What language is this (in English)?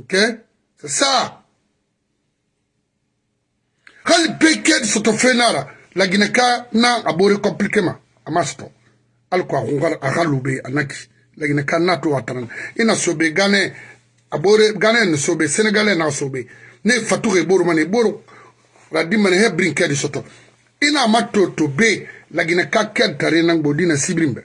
French